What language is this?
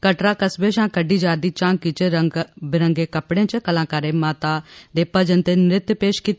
Dogri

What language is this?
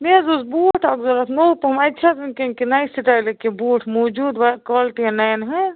Kashmiri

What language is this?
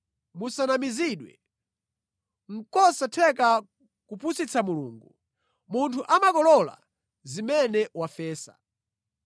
Nyanja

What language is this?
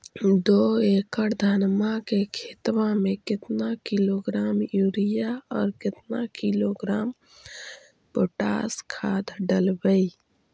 Magahi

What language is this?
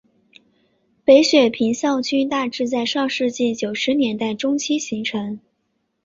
Chinese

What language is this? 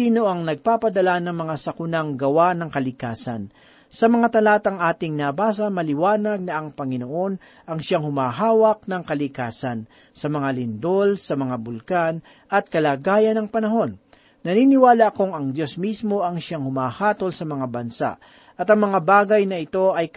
Filipino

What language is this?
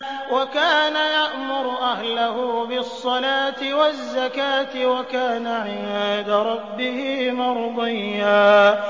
Arabic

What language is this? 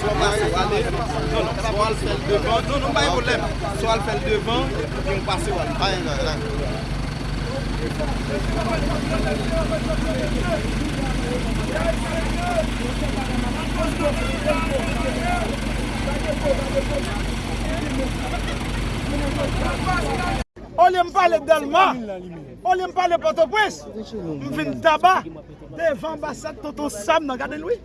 French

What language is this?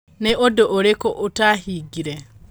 Kikuyu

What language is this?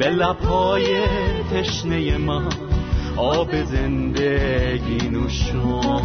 Persian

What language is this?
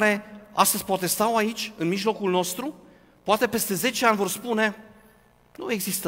Romanian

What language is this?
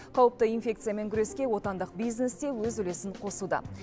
Kazakh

